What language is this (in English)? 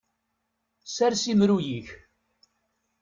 Kabyle